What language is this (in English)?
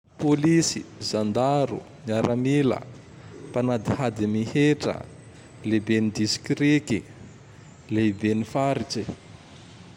Tandroy-Mahafaly Malagasy